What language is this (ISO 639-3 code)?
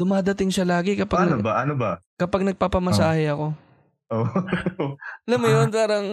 fil